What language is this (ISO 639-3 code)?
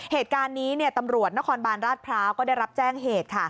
tha